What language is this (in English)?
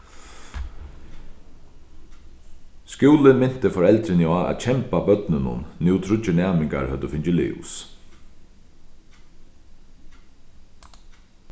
Faroese